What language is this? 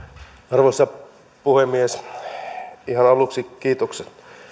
Finnish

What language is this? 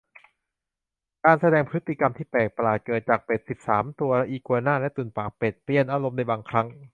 Thai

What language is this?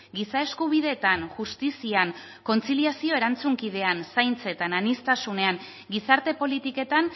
Basque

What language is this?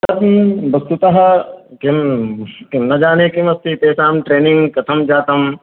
Sanskrit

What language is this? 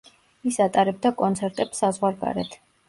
Georgian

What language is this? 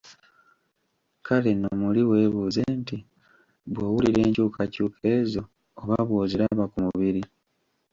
Ganda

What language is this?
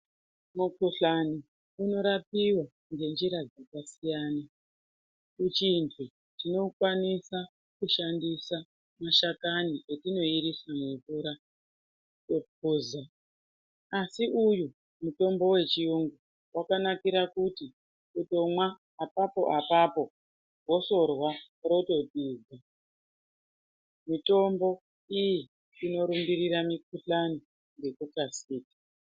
Ndau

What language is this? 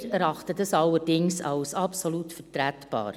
Swiss German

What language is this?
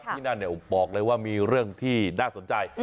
Thai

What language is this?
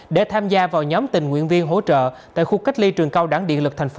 Vietnamese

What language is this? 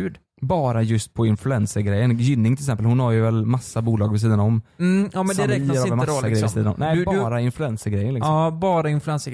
Swedish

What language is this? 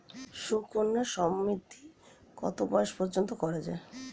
Bangla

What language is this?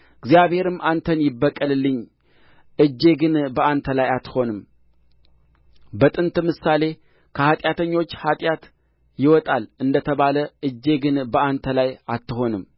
Amharic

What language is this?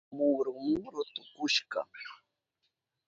Southern Pastaza Quechua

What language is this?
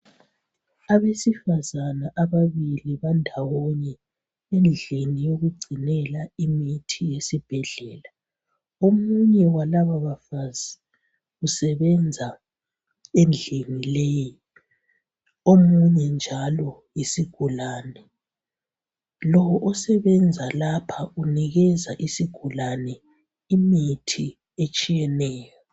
North Ndebele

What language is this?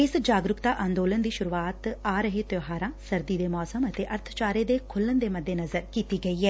Punjabi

